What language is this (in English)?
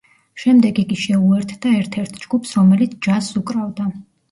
Georgian